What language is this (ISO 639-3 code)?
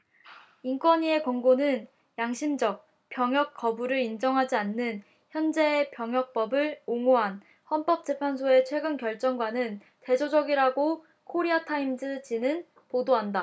kor